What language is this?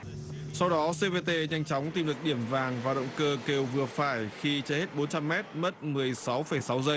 Vietnamese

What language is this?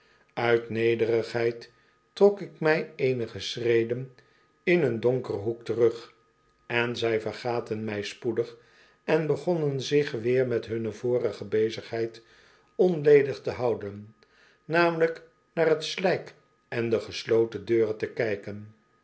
Dutch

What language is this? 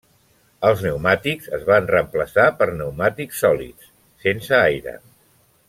Catalan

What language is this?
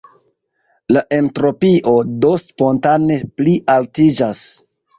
Esperanto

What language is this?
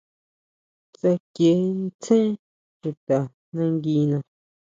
Huautla Mazatec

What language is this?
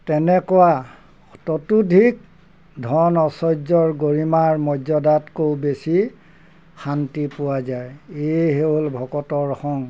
Assamese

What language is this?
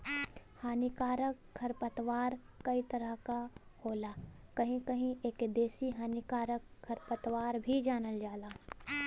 Bhojpuri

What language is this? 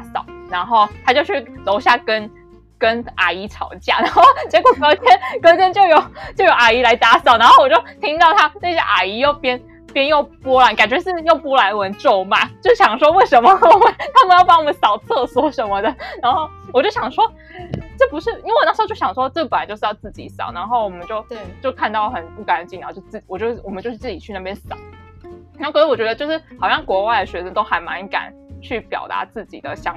Chinese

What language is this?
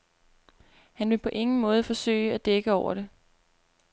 Danish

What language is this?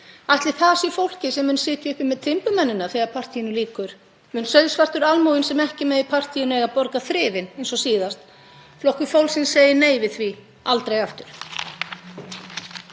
Icelandic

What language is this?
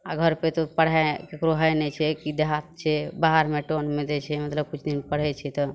Maithili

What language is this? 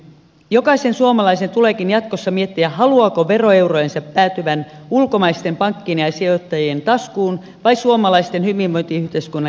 Finnish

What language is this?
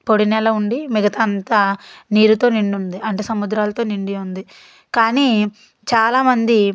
Telugu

